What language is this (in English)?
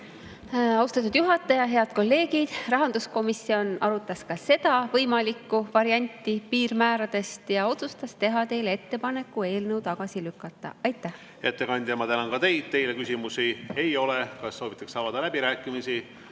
Estonian